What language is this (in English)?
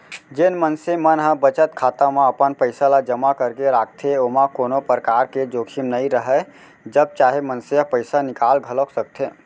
Chhattisgarhi